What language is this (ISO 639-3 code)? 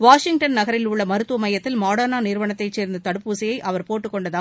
tam